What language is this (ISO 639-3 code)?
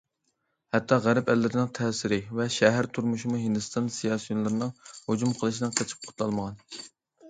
uig